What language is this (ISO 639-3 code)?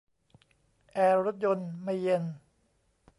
tha